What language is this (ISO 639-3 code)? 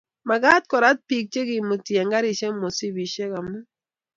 kln